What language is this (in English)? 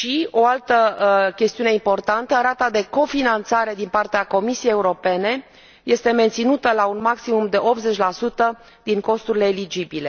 Romanian